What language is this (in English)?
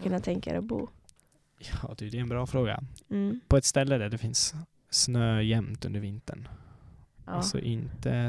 Swedish